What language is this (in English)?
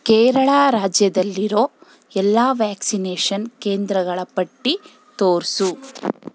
Kannada